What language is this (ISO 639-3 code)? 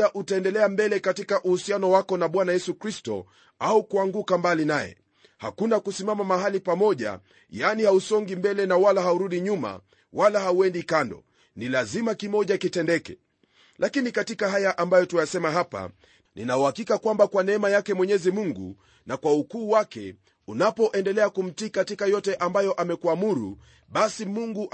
swa